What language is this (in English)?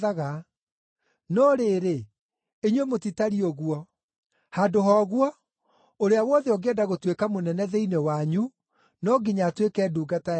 Kikuyu